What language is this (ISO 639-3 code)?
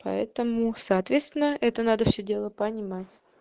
rus